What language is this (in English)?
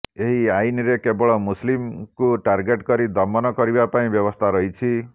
Odia